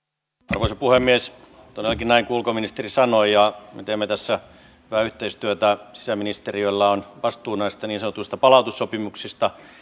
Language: Finnish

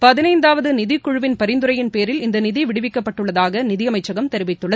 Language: Tamil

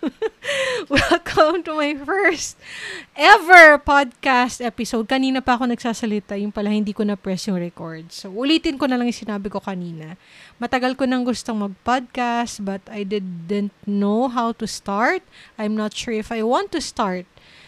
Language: Filipino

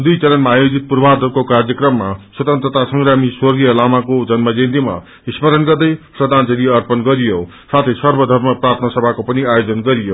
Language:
Nepali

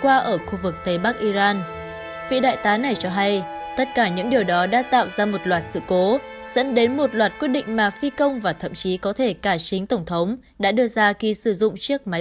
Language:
Vietnamese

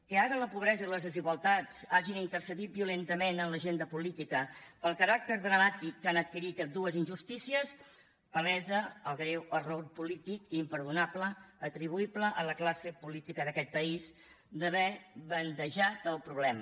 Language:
Catalan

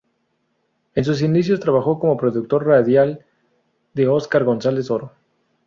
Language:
Spanish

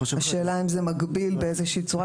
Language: Hebrew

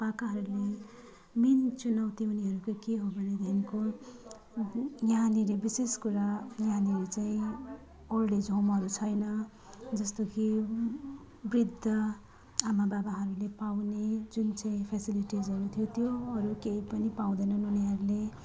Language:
Nepali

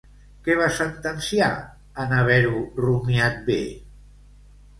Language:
Catalan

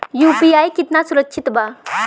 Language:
Bhojpuri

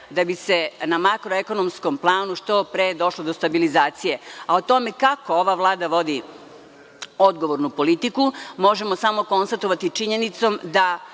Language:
Serbian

